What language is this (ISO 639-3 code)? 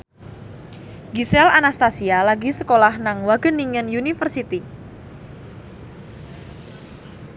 jav